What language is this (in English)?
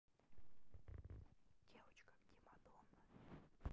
Russian